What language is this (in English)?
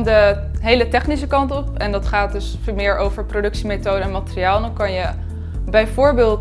Dutch